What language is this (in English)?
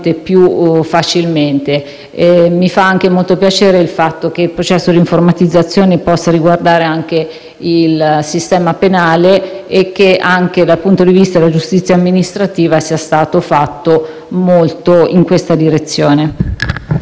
Italian